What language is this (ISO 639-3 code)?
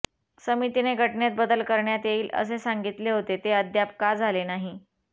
mar